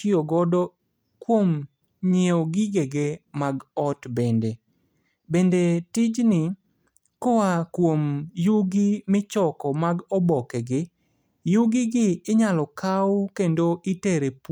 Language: Luo (Kenya and Tanzania)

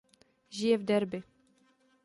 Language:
Czech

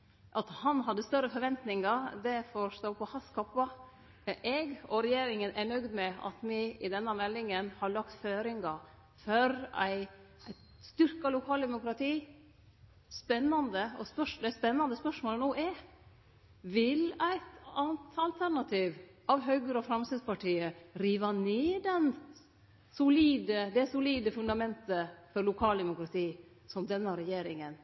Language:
Norwegian Nynorsk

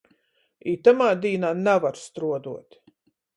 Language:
Latgalian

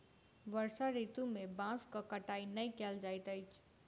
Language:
Maithili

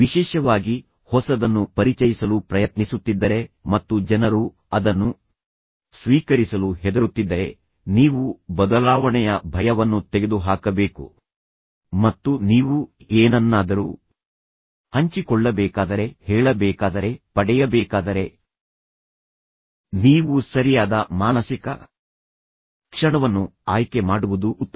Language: Kannada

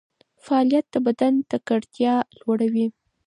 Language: Pashto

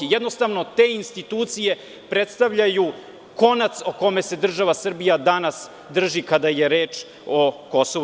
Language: Serbian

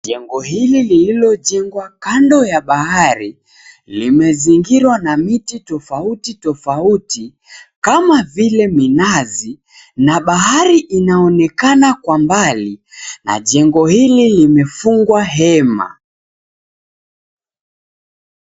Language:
Swahili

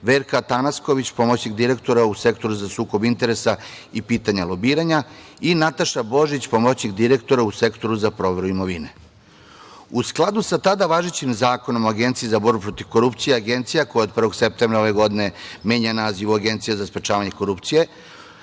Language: Serbian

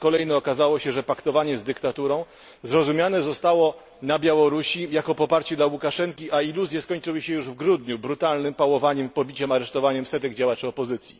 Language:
Polish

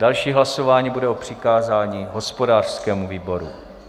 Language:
Czech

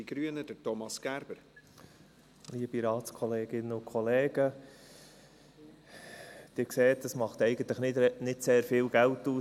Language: Swiss German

